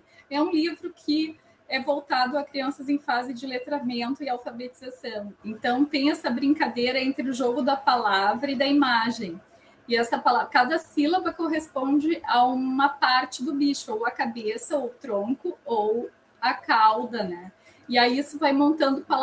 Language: Portuguese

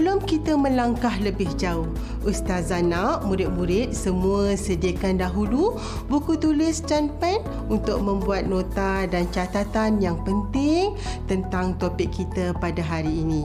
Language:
Malay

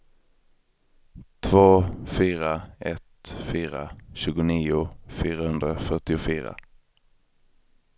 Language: Swedish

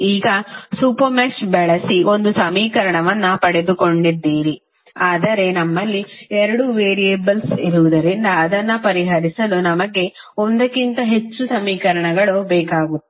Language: Kannada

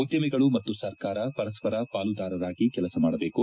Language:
Kannada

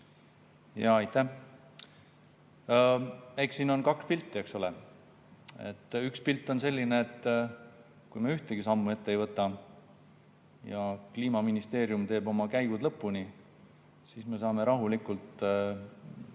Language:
Estonian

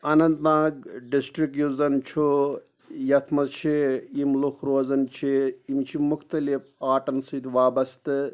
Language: Kashmiri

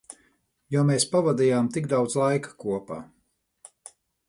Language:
Latvian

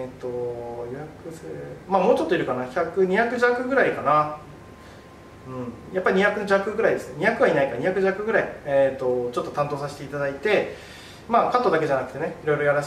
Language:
Japanese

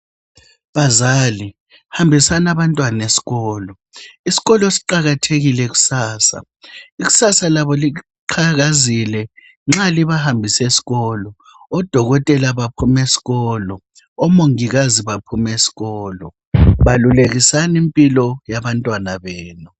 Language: North Ndebele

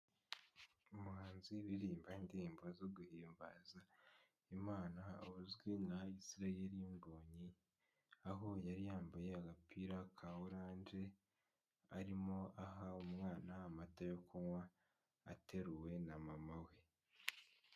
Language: Kinyarwanda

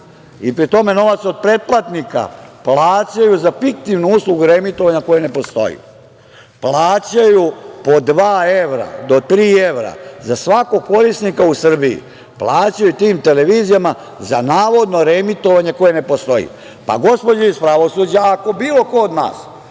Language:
Serbian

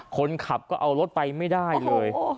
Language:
Thai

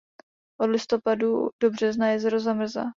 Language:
Czech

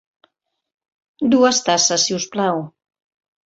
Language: Catalan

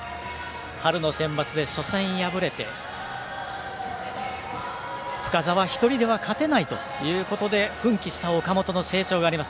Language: Japanese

